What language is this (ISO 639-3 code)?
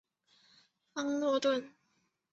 zho